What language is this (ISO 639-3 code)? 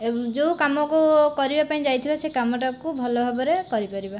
ori